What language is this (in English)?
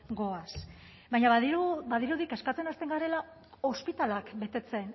Basque